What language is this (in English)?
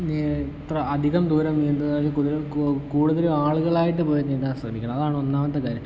Malayalam